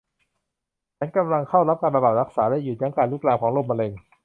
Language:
Thai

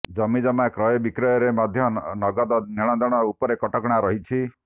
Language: Odia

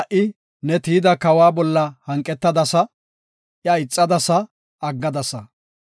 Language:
Gofa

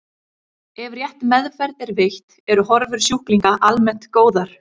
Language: Icelandic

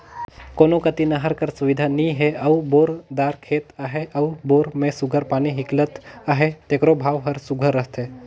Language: Chhattisgarhi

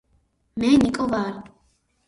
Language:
Georgian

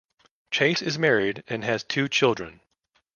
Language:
English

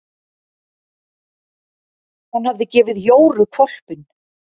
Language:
Icelandic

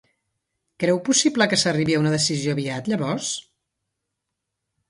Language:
Catalan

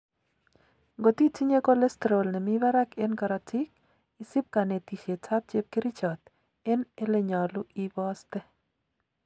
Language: Kalenjin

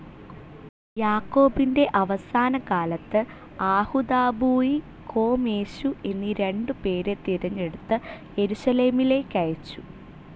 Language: Malayalam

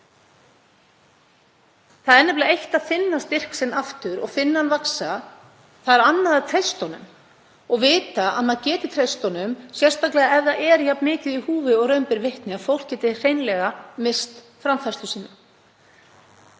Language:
Icelandic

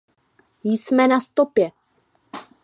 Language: Czech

